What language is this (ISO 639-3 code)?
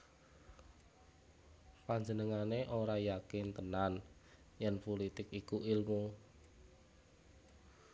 jav